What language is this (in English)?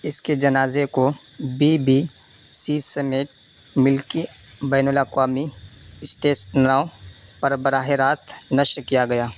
Urdu